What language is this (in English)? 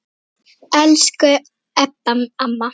Icelandic